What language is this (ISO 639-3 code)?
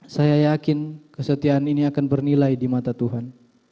ind